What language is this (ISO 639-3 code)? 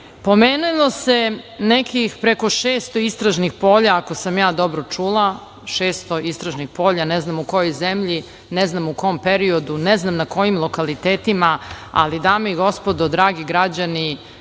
srp